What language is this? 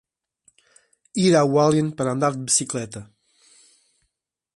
Portuguese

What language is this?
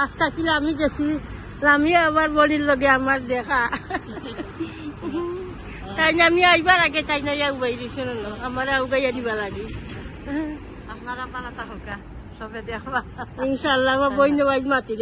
Bangla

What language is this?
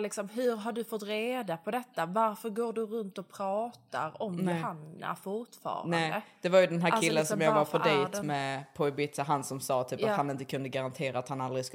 Swedish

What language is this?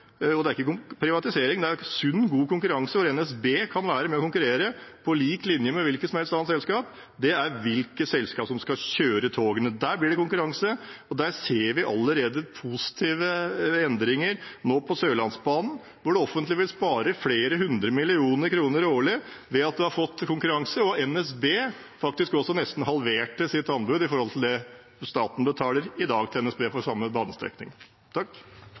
Norwegian Bokmål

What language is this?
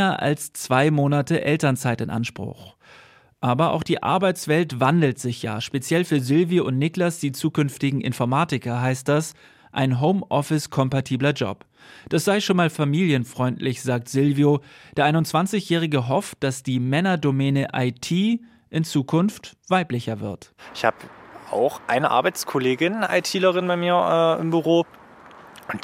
German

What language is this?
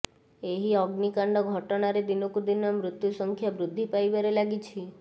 Odia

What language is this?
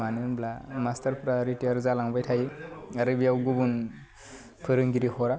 Bodo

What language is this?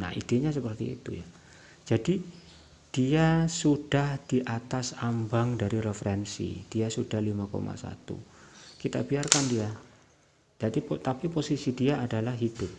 Indonesian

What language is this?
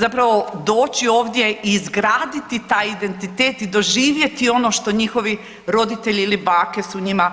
Croatian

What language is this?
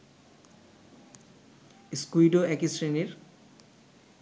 Bangla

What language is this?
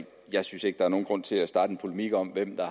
Danish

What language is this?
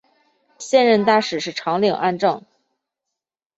Chinese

